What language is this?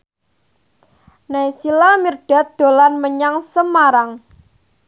Javanese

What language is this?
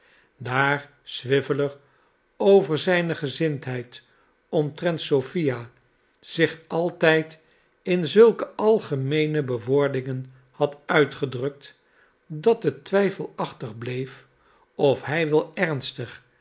Dutch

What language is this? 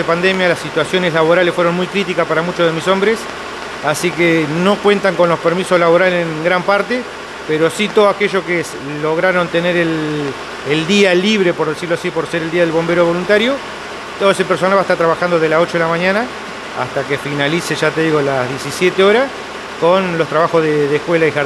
Spanish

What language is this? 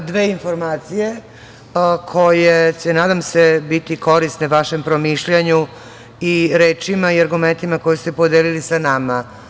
Serbian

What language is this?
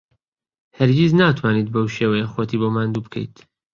Central Kurdish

